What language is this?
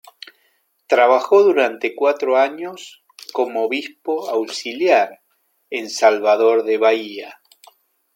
Spanish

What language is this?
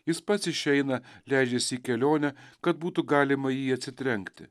Lithuanian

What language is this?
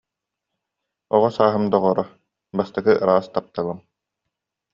Yakut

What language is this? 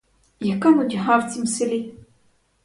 Ukrainian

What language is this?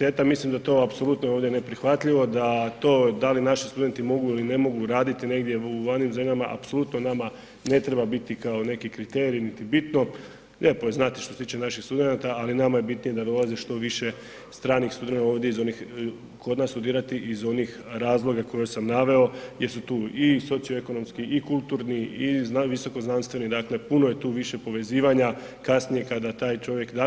Croatian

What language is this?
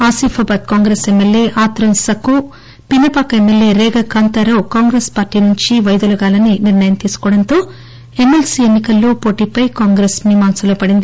Telugu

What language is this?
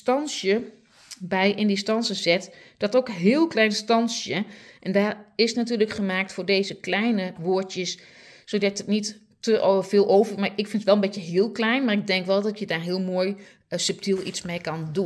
Dutch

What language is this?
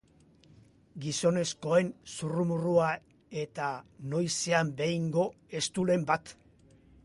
Basque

